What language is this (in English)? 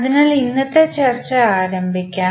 Malayalam